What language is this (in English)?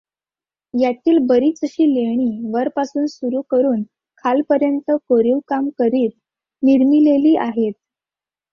Marathi